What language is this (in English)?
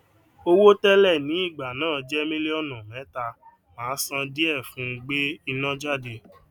Yoruba